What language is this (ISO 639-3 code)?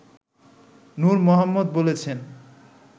ben